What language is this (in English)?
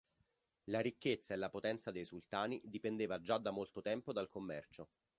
Italian